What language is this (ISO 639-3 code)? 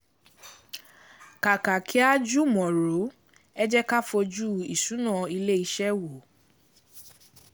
yor